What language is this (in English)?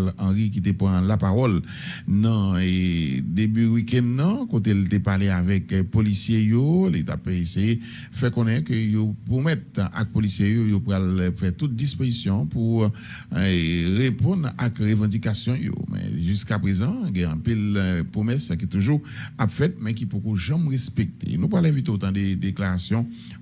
French